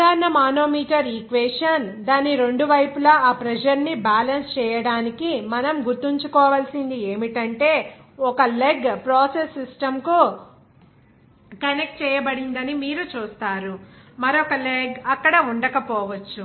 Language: Telugu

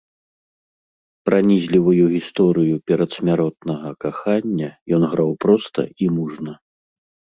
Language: Belarusian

